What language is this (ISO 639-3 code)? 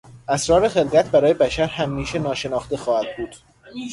fas